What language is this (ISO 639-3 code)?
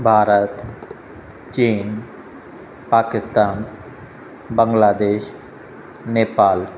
snd